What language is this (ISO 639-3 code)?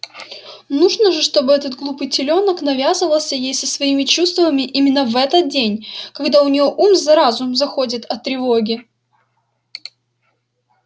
rus